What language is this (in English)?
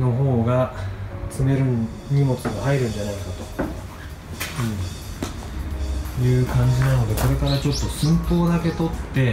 Japanese